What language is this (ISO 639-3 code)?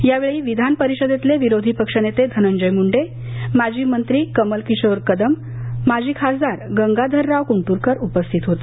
mar